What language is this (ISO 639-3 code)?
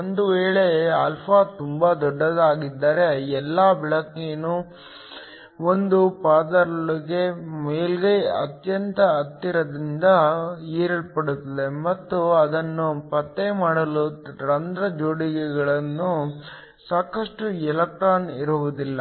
kan